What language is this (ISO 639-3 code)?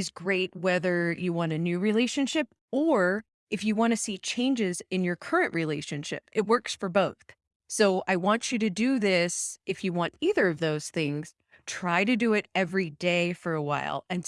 eng